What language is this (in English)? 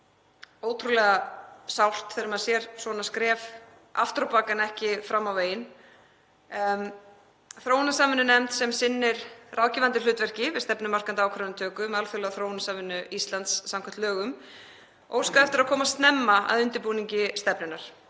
Icelandic